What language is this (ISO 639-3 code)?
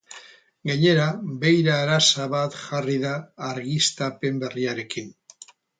eus